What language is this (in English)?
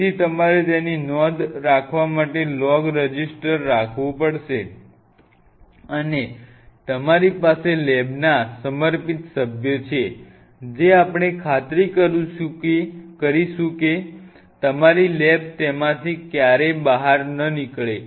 Gujarati